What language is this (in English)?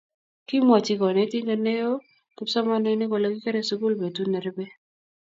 Kalenjin